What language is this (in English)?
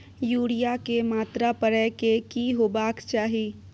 Maithili